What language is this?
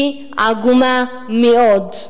Hebrew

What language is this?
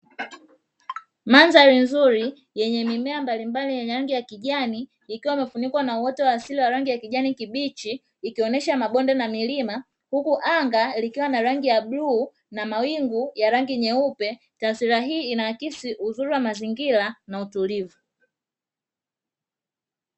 Swahili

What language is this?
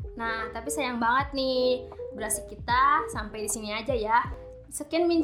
Indonesian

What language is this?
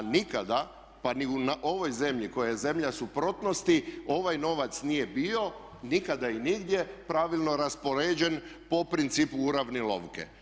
Croatian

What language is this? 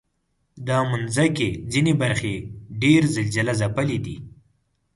Pashto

